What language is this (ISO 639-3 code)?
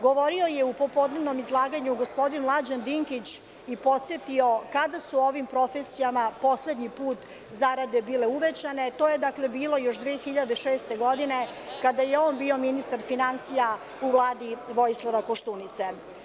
srp